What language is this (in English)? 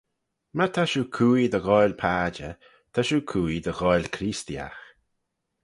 Manx